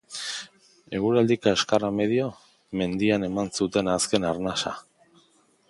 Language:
Basque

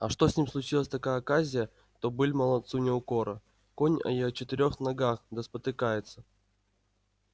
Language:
Russian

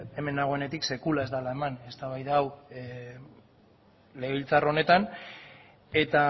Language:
Basque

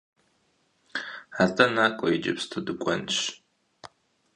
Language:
Kabardian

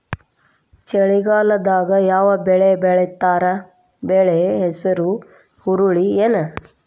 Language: Kannada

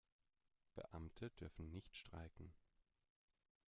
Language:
German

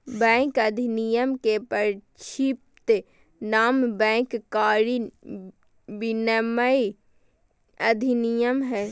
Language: Magahi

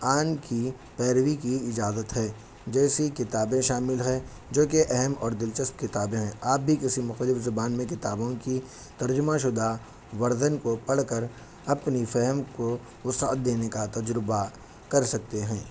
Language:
Urdu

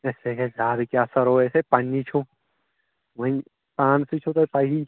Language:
Kashmiri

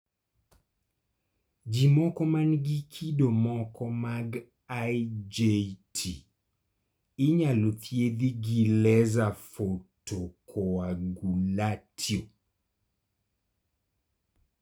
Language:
Luo (Kenya and Tanzania)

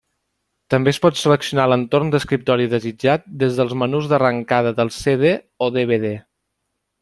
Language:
Catalan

